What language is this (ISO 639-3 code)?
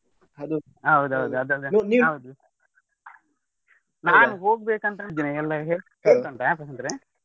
kan